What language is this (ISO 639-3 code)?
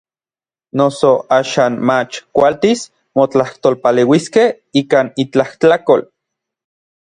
nlv